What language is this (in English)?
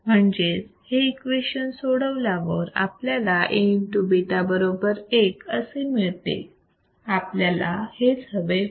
Marathi